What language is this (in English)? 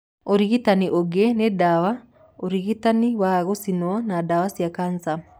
Kikuyu